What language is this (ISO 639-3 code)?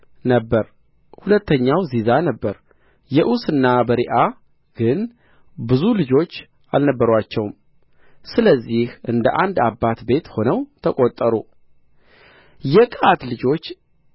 amh